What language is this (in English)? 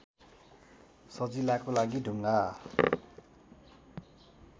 Nepali